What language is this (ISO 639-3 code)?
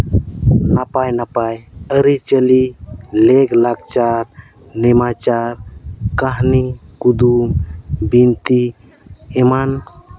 sat